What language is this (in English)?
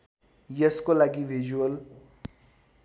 Nepali